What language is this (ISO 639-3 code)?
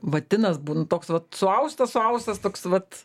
lit